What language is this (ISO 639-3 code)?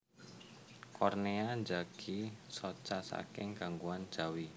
jav